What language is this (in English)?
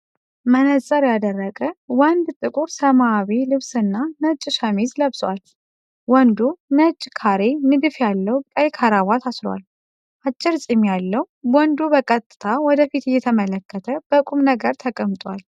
Amharic